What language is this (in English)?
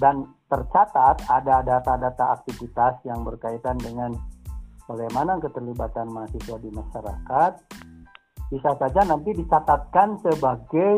Indonesian